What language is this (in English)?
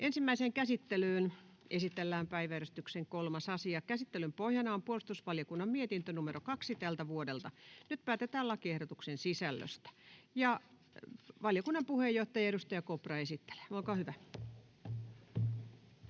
Finnish